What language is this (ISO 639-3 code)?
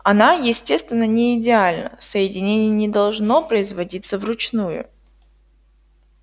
rus